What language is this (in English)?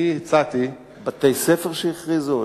Hebrew